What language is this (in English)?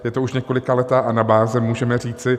Czech